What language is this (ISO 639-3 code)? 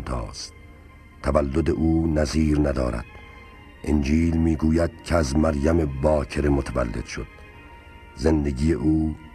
fas